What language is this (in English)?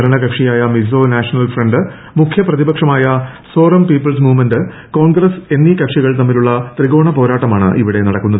Malayalam